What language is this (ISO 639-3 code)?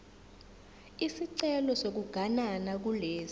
zul